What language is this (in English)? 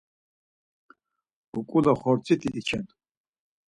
Laz